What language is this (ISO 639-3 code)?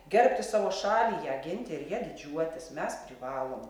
lit